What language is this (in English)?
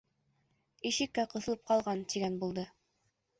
Bashkir